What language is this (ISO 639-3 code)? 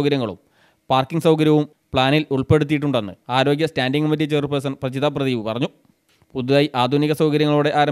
mal